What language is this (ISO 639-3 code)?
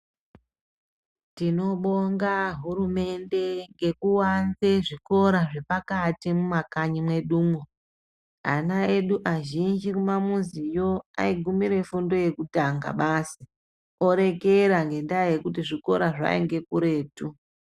ndc